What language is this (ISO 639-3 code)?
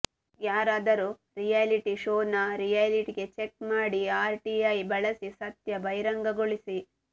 kan